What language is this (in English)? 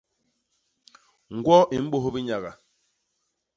Basaa